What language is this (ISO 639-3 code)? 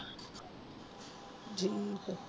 pan